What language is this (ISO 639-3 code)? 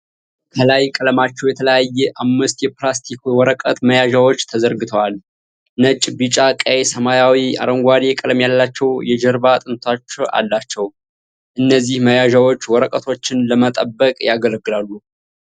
amh